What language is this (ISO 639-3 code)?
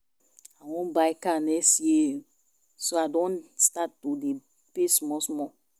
pcm